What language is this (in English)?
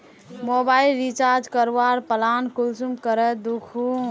Magahi